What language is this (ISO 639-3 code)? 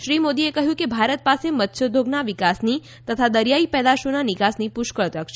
guj